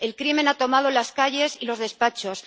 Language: Spanish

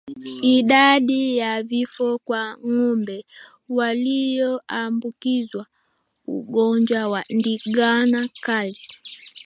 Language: Swahili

